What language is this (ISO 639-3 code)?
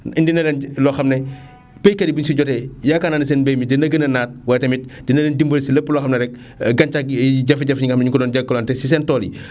wol